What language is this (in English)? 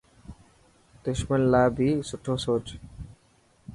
Dhatki